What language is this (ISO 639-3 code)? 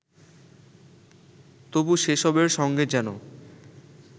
ben